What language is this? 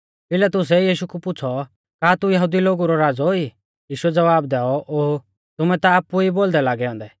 Mahasu Pahari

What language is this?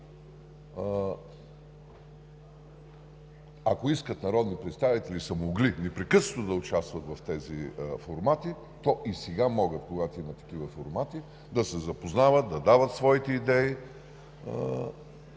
Bulgarian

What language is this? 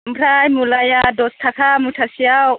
Bodo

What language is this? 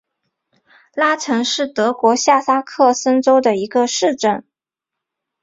Chinese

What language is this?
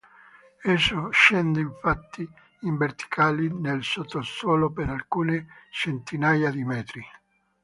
Italian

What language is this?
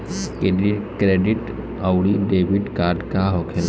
Bhojpuri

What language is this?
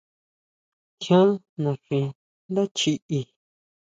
Huautla Mazatec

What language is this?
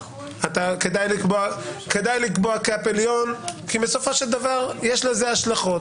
Hebrew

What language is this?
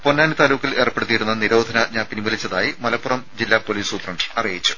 Malayalam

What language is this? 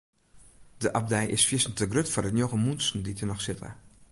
Western Frisian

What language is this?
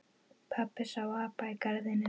Icelandic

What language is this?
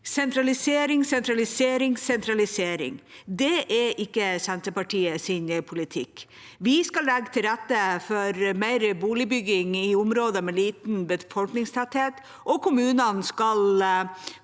Norwegian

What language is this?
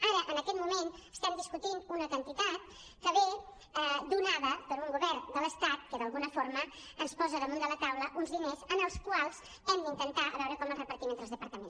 Catalan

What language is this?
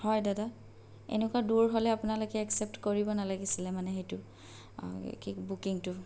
Assamese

